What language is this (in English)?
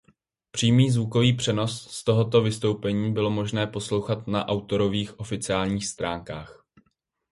Czech